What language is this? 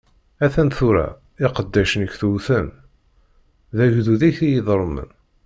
Kabyle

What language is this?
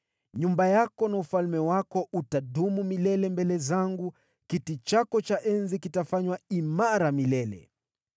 Swahili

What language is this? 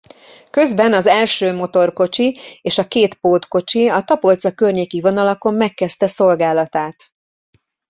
Hungarian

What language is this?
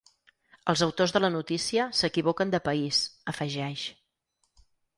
Catalan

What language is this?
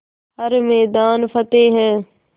Hindi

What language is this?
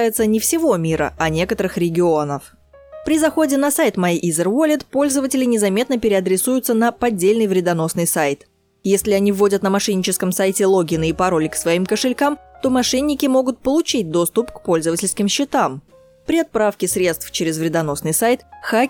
Russian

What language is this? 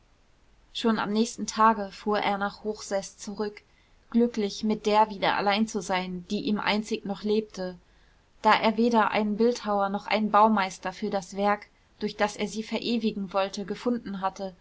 German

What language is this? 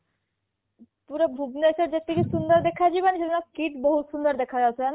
Odia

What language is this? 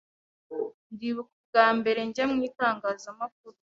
Kinyarwanda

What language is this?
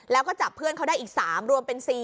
Thai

